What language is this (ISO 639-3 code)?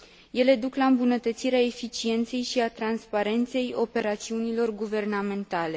ron